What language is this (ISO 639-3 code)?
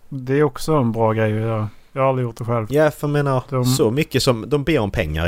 swe